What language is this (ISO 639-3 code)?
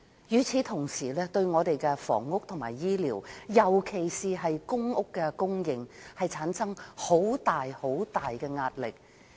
yue